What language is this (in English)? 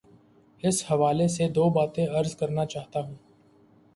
Urdu